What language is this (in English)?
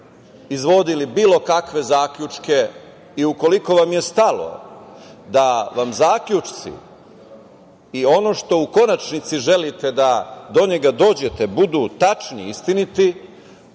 Serbian